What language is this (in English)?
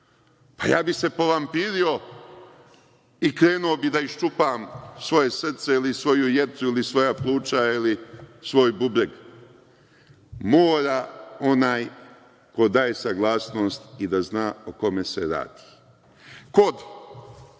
Serbian